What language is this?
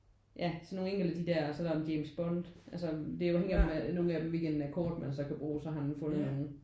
Danish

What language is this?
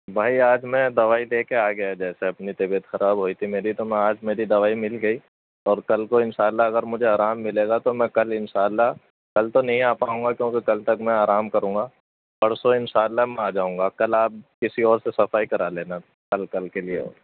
Urdu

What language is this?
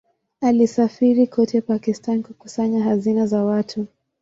Swahili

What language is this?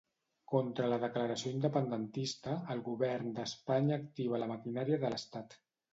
Catalan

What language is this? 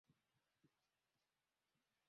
Swahili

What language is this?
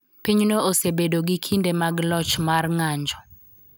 Luo (Kenya and Tanzania)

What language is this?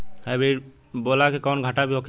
Bhojpuri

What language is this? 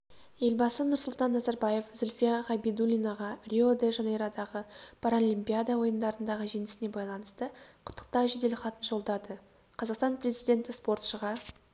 Kazakh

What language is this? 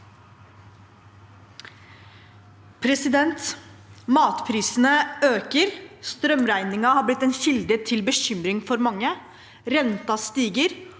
Norwegian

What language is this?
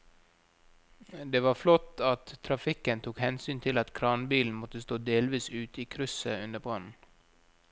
Norwegian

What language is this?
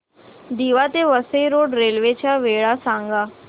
Marathi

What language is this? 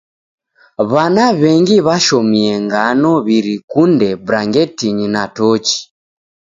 Taita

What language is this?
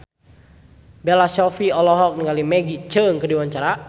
Sundanese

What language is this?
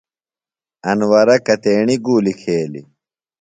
Phalura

